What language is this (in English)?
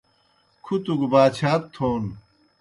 Kohistani Shina